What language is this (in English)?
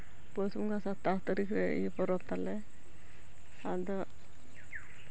Santali